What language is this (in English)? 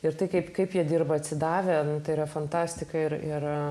Lithuanian